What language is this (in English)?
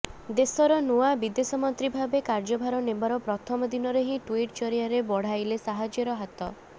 Odia